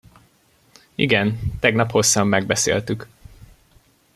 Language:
Hungarian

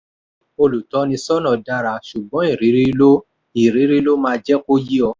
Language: Yoruba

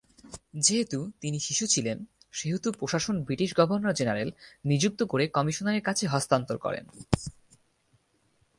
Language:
Bangla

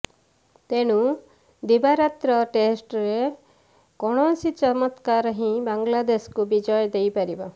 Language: Odia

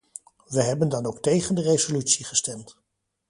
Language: Dutch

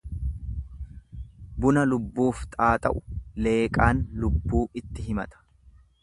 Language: Oromo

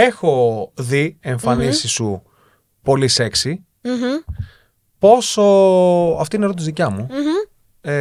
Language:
Greek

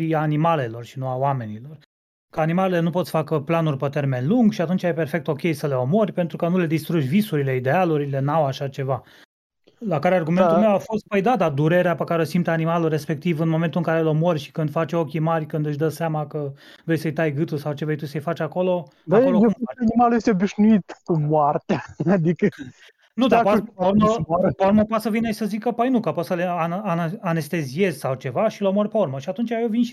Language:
Romanian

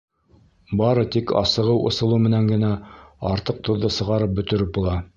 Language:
Bashkir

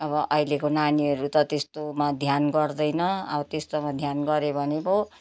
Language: Nepali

